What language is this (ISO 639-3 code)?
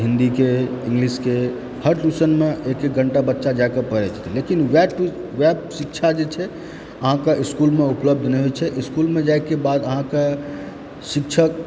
mai